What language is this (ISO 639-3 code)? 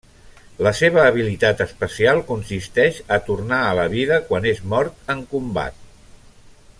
cat